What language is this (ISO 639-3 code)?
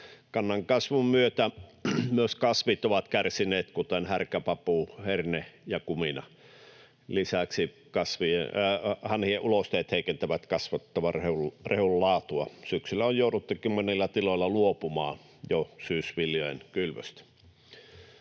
fin